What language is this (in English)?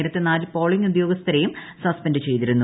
Malayalam